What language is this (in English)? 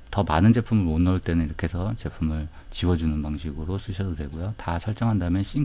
Korean